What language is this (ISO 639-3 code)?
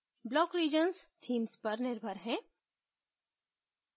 hin